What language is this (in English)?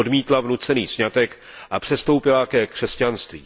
Czech